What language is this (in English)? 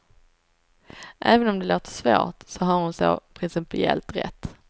Swedish